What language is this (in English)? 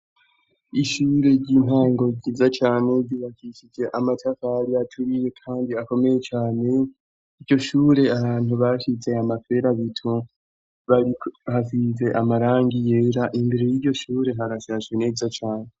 Rundi